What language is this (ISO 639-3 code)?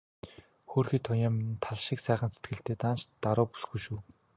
mon